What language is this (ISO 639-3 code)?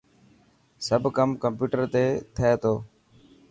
mki